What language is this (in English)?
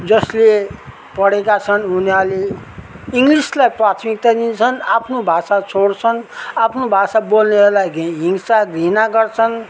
Nepali